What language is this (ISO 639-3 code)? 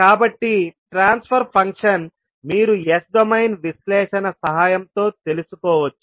tel